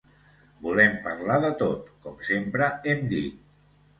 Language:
Catalan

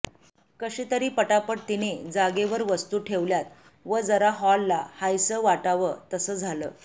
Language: Marathi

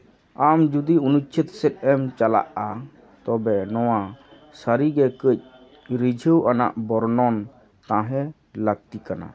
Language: Santali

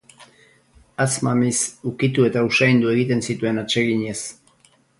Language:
Basque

